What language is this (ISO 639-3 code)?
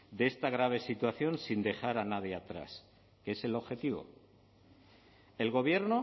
spa